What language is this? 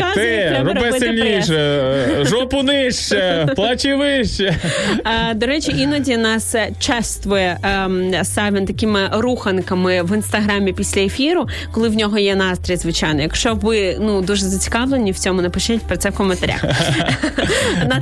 Ukrainian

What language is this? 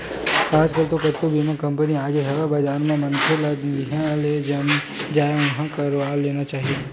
Chhattisgarhi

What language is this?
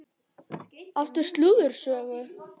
Icelandic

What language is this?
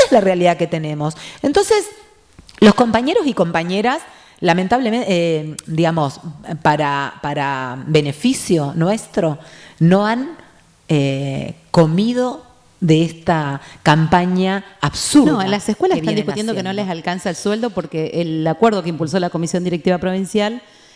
Spanish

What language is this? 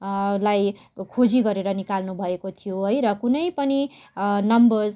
Nepali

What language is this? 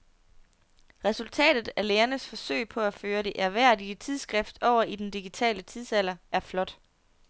Danish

